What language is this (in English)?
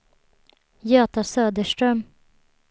Swedish